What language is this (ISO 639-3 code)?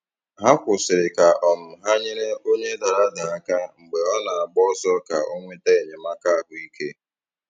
ibo